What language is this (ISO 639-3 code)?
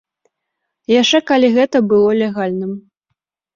bel